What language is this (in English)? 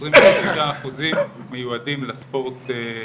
Hebrew